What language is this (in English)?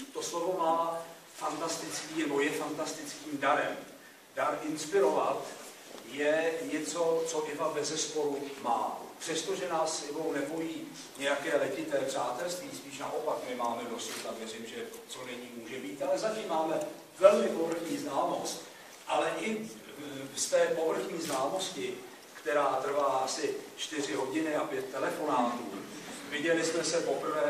Czech